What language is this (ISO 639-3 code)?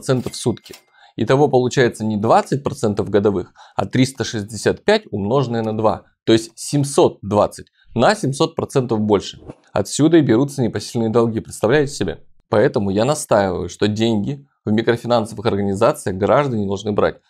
rus